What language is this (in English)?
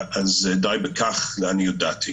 Hebrew